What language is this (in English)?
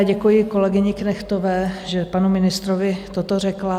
Czech